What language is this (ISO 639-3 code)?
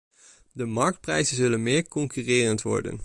nld